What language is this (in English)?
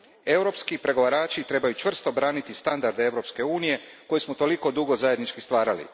Croatian